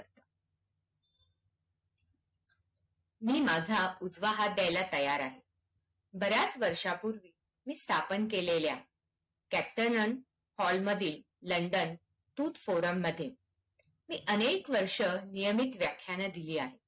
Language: Marathi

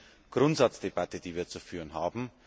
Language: German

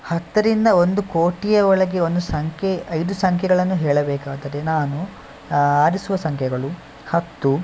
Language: Kannada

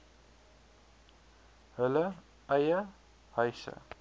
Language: Afrikaans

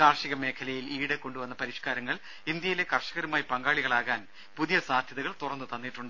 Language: Malayalam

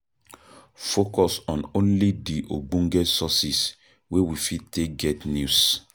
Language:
Nigerian Pidgin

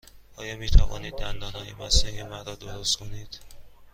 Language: Persian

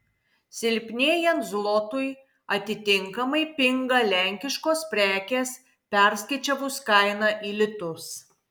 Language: Lithuanian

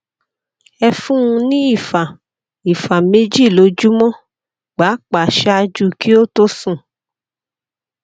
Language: Yoruba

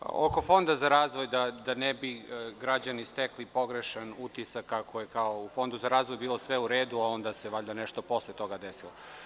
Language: Serbian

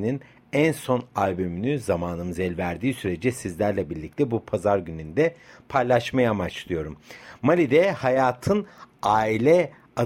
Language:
Turkish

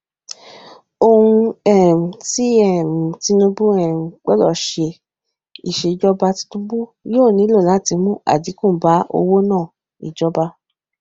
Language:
Yoruba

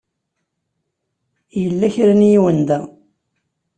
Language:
Kabyle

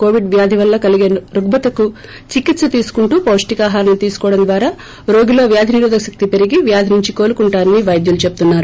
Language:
Telugu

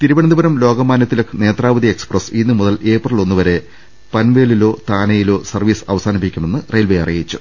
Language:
Malayalam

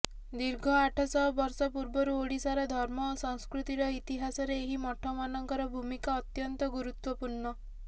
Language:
Odia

